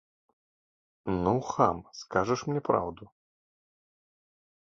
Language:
Belarusian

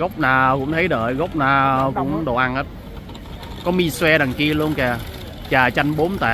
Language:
Vietnamese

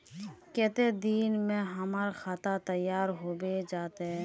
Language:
Magahi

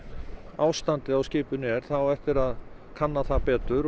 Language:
Icelandic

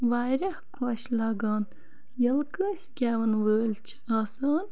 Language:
Kashmiri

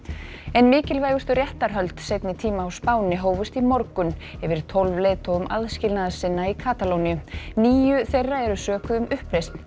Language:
Icelandic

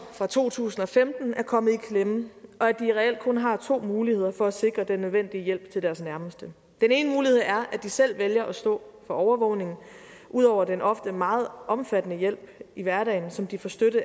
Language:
Danish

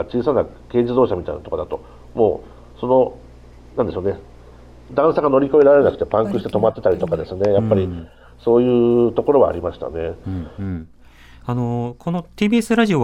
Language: Japanese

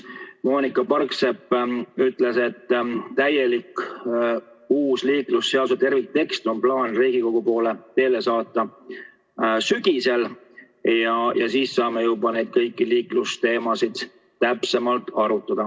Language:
Estonian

